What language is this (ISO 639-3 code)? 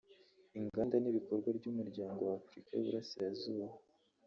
kin